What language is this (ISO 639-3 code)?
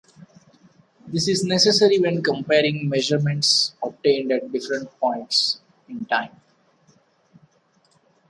eng